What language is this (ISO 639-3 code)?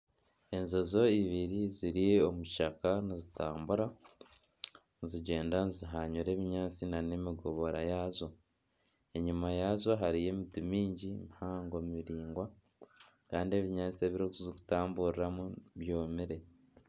nyn